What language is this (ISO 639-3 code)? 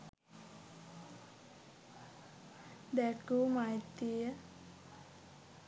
sin